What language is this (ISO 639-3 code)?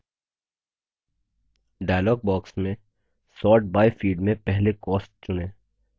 hin